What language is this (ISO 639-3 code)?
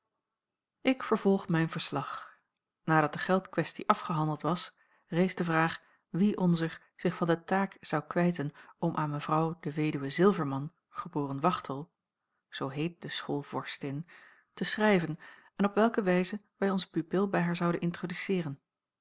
nld